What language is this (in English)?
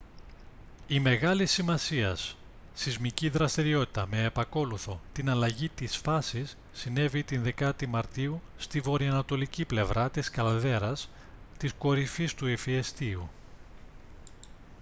Greek